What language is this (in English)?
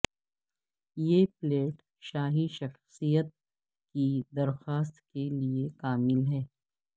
Urdu